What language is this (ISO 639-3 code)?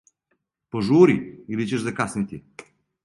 srp